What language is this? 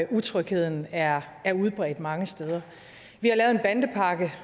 Danish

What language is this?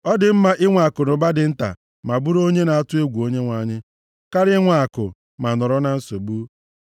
Igbo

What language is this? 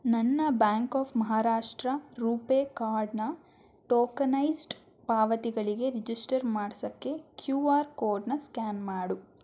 Kannada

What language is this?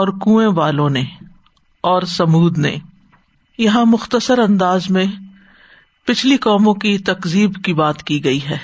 Urdu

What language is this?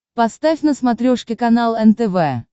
Russian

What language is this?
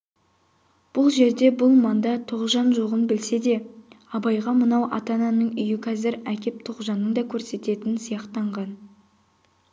Kazakh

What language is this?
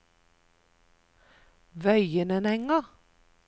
Norwegian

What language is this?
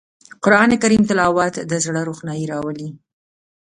Pashto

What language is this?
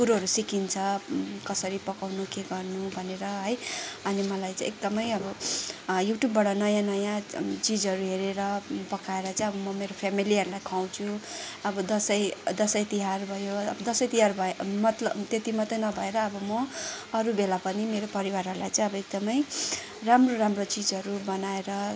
Nepali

